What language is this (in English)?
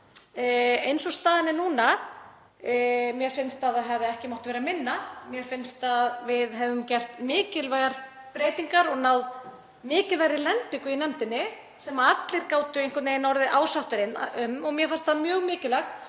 Icelandic